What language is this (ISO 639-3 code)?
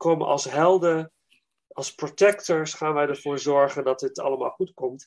nld